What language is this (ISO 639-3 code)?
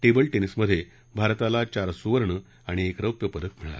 mar